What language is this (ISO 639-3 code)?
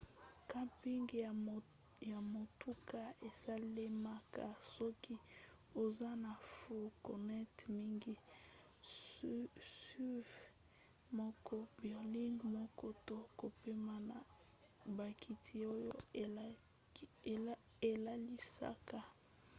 lin